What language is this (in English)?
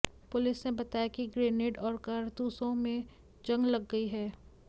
Hindi